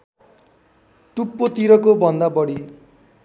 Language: Nepali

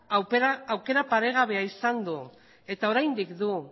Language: Basque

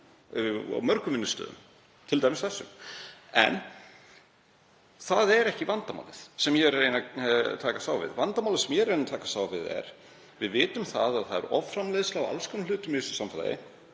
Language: Icelandic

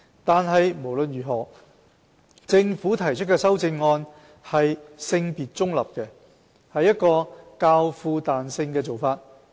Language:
Cantonese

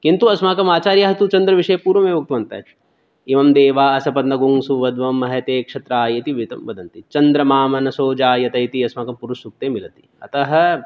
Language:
Sanskrit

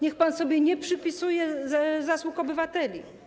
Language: Polish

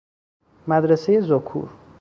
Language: Persian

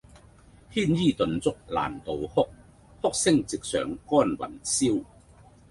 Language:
Cantonese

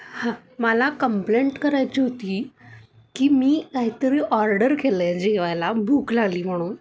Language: Marathi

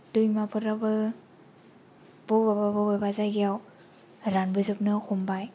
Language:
Bodo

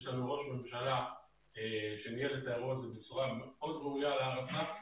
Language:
Hebrew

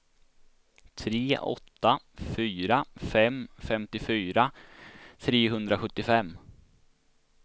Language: Swedish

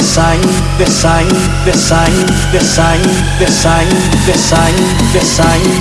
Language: Vietnamese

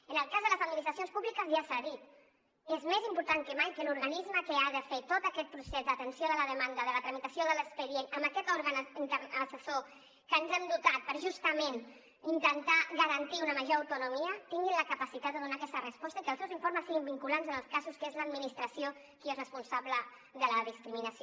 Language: Catalan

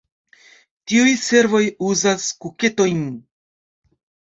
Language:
Esperanto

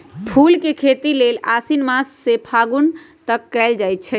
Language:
Magahi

